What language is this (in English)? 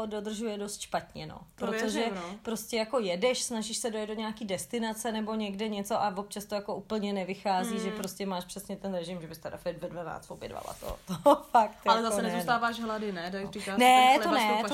Czech